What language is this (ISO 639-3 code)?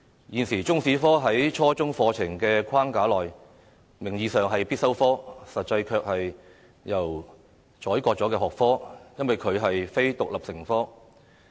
yue